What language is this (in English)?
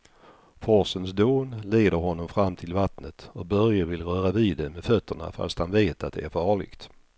Swedish